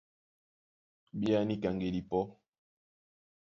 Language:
Duala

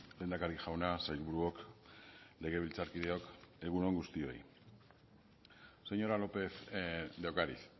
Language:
Basque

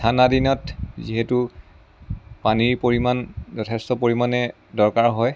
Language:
Assamese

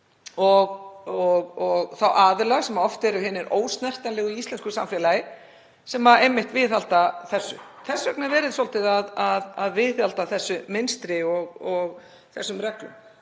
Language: Icelandic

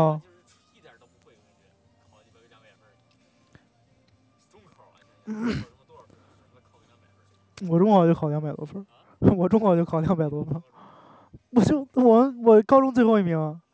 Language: Chinese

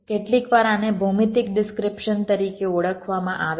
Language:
Gujarati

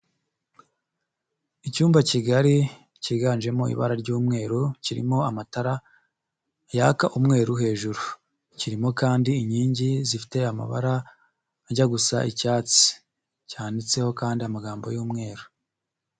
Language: Kinyarwanda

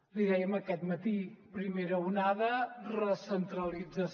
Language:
Catalan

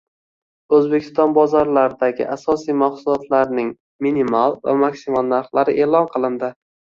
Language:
Uzbek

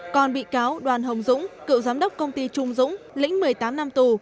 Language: Vietnamese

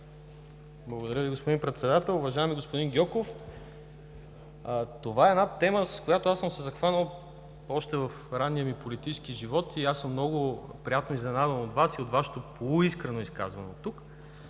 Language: Bulgarian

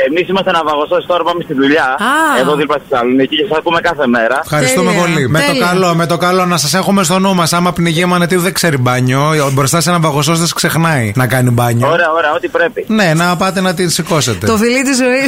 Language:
Greek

